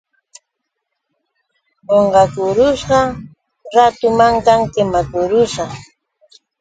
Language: Yauyos Quechua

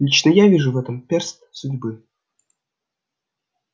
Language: Russian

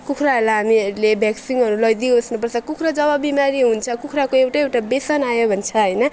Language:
Nepali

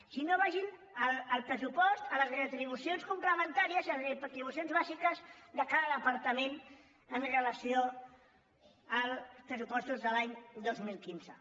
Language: Catalan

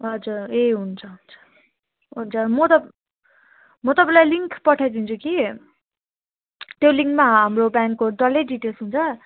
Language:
Nepali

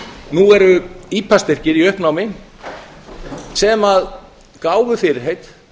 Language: Icelandic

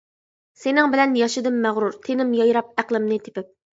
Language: Uyghur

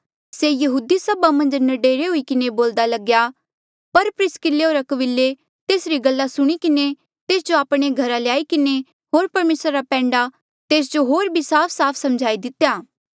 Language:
Mandeali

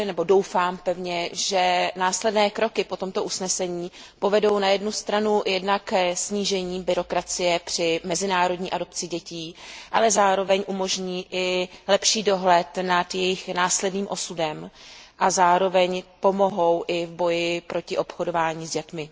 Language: Czech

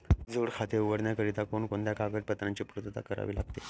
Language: Marathi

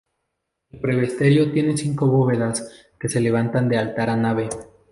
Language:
Spanish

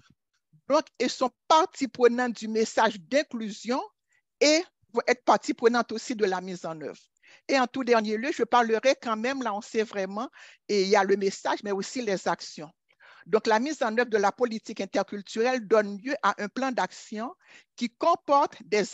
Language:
French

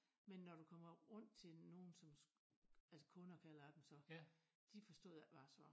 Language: Danish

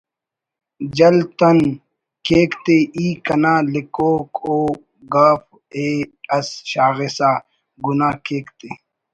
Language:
Brahui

